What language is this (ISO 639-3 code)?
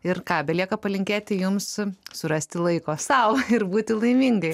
lit